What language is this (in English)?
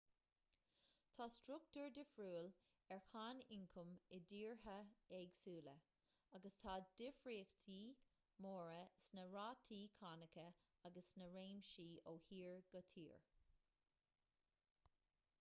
Irish